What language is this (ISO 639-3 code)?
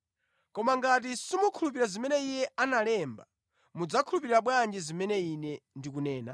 nya